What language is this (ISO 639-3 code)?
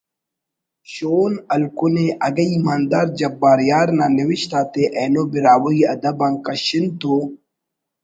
brh